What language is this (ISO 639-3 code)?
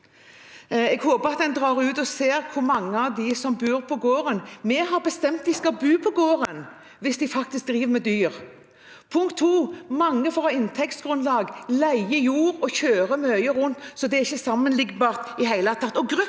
nor